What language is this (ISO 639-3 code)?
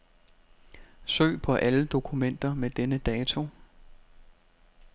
dan